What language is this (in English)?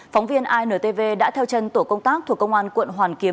Vietnamese